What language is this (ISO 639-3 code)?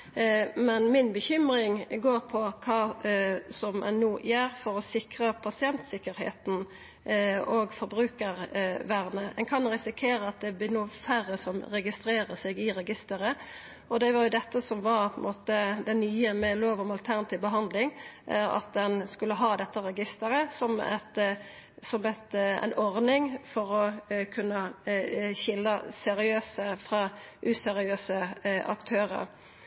nno